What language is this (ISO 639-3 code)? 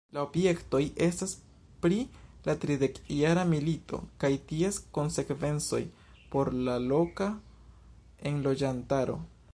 epo